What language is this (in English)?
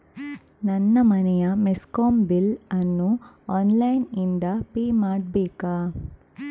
Kannada